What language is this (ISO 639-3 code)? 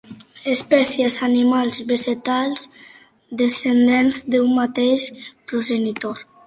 cat